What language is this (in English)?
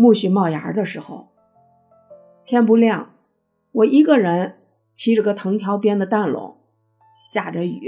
Chinese